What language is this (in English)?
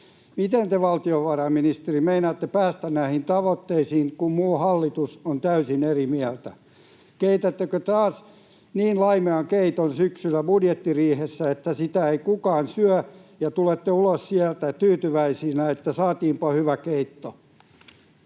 Finnish